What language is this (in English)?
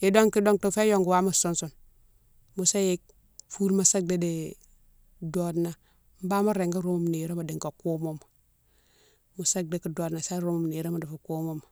Mansoanka